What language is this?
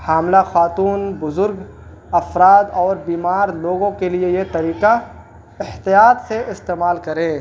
Urdu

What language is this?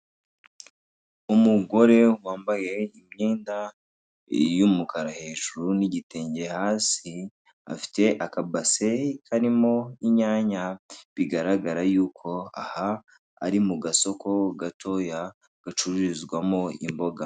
Kinyarwanda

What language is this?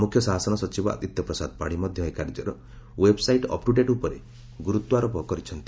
Odia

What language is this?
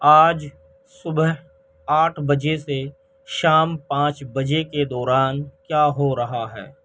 Urdu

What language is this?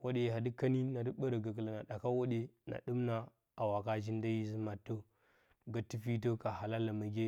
Bacama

